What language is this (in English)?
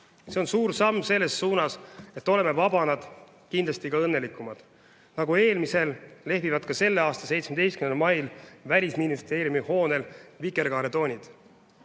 Estonian